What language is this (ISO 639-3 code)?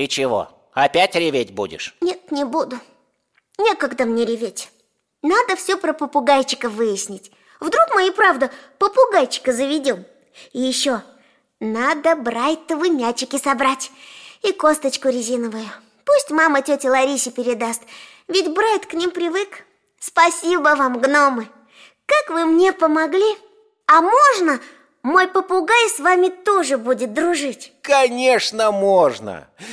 rus